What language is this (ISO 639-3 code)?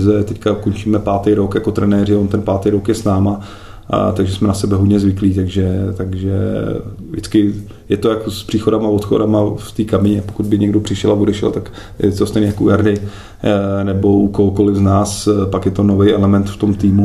ces